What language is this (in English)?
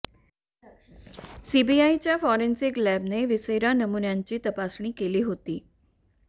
Marathi